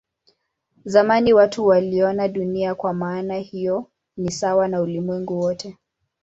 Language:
Swahili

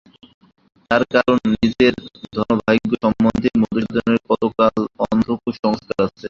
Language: Bangla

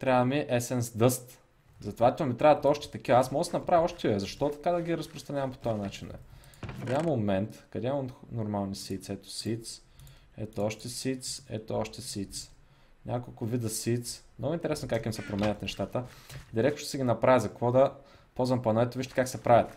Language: Bulgarian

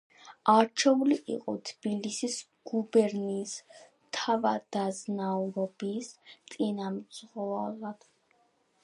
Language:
Georgian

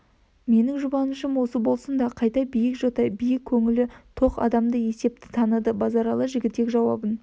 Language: Kazakh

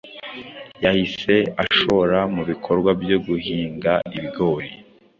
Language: Kinyarwanda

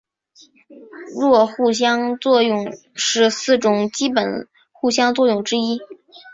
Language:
Chinese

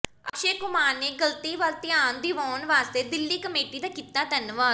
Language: Punjabi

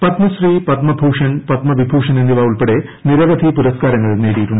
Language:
Malayalam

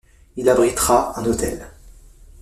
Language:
French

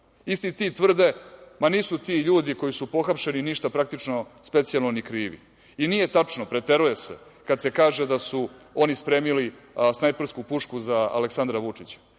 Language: Serbian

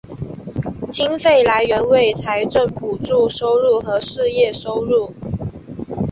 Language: Chinese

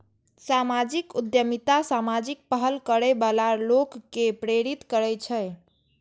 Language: Maithili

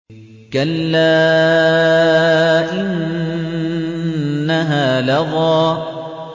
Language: Arabic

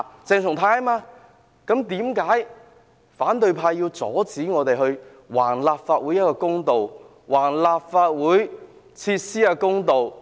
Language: Cantonese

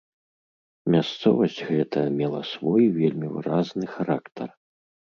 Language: Belarusian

